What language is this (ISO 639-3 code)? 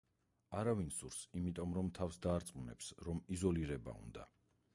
kat